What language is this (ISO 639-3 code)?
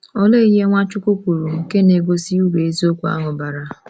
ibo